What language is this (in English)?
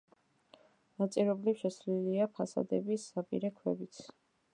Georgian